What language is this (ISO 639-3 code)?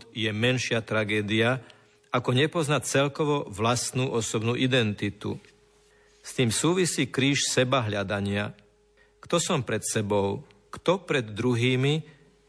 slk